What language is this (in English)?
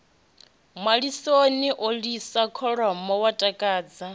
Venda